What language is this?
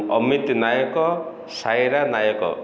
Odia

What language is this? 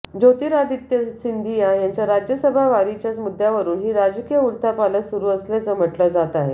Marathi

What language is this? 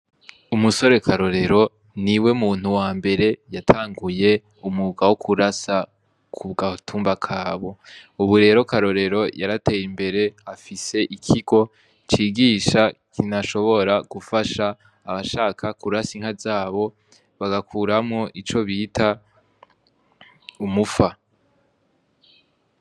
Rundi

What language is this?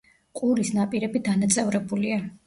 Georgian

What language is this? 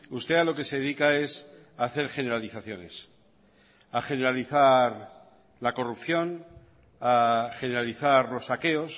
Spanish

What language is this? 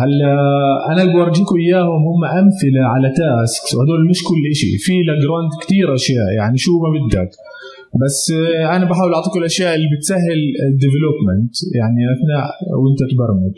Arabic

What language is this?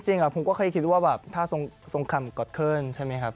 Thai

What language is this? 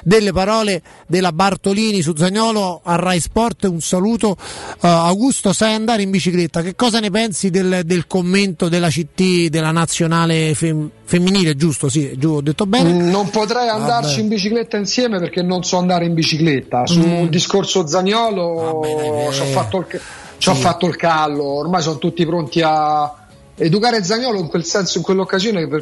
Italian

